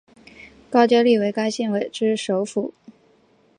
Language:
Chinese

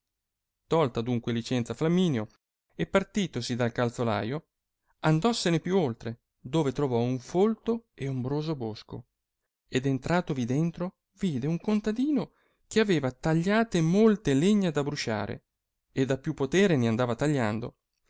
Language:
Italian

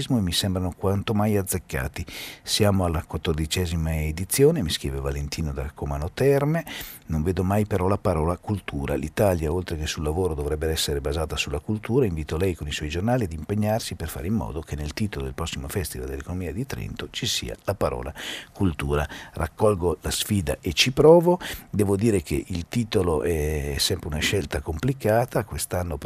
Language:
Italian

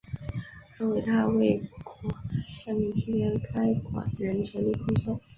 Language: Chinese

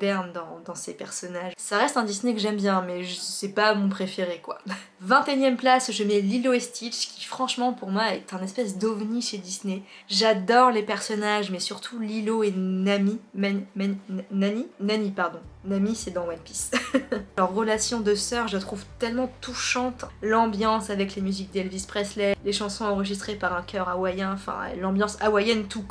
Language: French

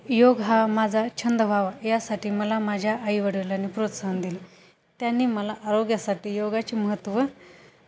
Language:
Marathi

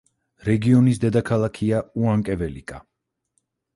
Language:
Georgian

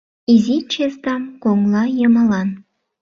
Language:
Mari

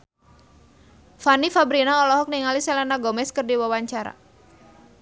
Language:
Sundanese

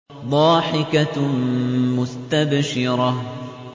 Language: Arabic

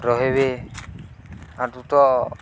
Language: Odia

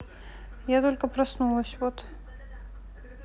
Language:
Russian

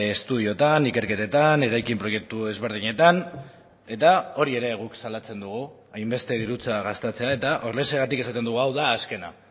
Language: Basque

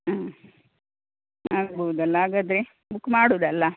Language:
Kannada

